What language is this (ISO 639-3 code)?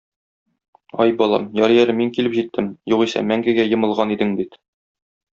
tat